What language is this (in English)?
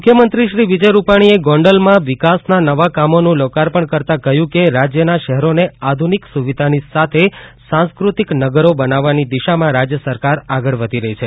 Gujarati